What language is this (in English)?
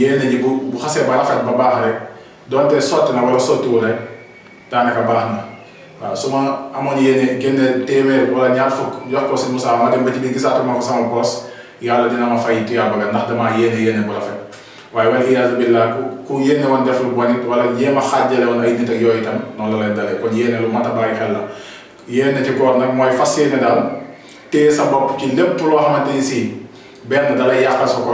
Indonesian